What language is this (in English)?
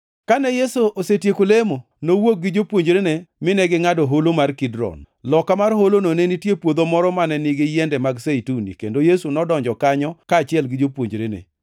Luo (Kenya and Tanzania)